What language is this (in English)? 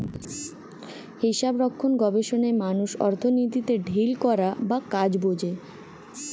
Bangla